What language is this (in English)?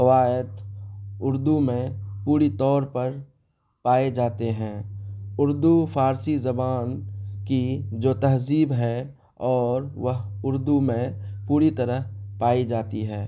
Urdu